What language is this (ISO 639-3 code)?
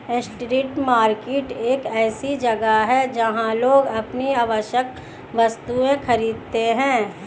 hin